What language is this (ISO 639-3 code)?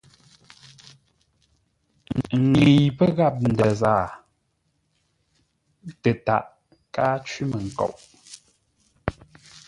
nla